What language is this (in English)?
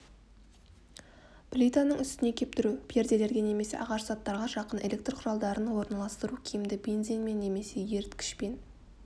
Kazakh